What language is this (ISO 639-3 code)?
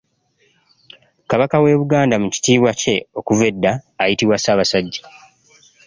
lug